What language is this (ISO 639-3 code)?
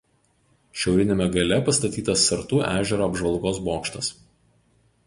lit